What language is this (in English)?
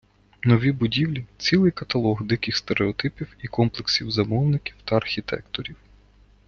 Ukrainian